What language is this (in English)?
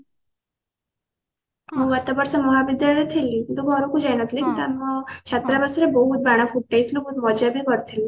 Odia